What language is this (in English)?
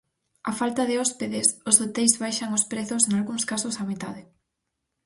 Galician